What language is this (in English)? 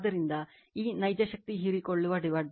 Kannada